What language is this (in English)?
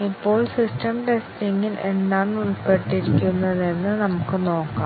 Malayalam